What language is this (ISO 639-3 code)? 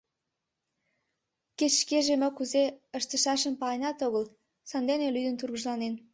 chm